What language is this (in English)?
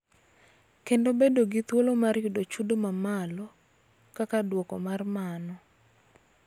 Luo (Kenya and Tanzania)